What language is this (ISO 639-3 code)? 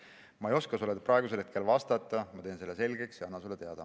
est